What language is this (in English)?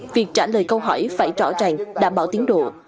Vietnamese